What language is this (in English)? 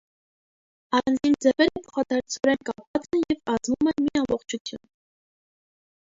Armenian